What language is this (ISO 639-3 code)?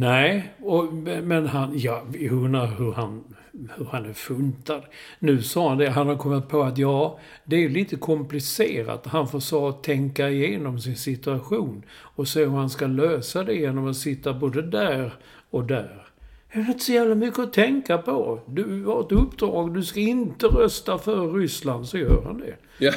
swe